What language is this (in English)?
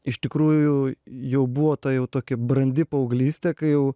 Lithuanian